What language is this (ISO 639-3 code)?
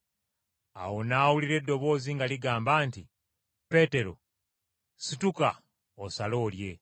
lug